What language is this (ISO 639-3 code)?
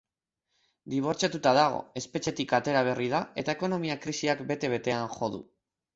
eus